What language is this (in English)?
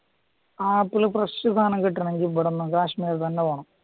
Malayalam